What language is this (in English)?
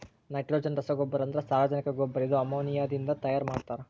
Kannada